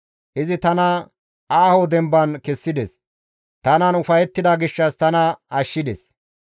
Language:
Gamo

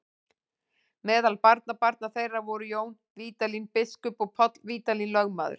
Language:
Icelandic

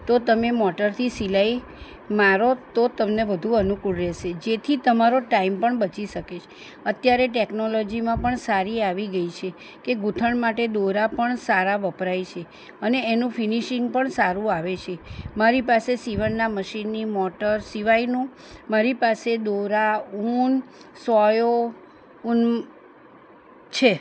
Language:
Gujarati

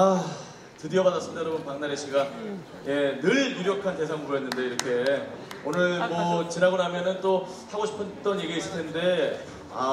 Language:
Korean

